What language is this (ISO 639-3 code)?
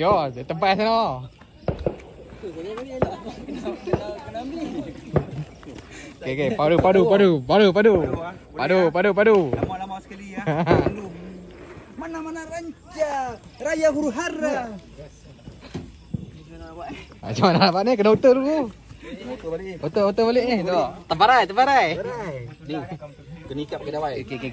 msa